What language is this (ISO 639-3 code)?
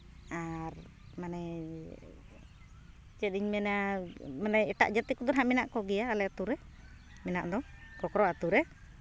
sat